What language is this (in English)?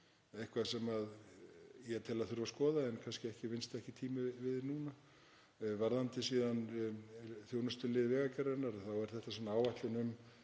Icelandic